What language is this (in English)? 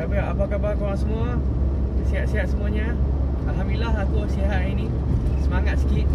Malay